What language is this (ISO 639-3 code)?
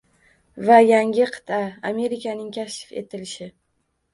uzb